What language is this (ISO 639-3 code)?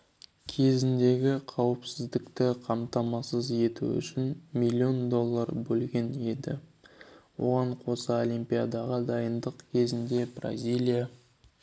kaz